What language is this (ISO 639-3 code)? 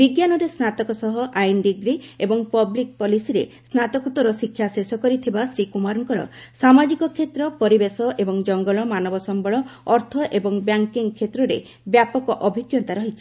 ori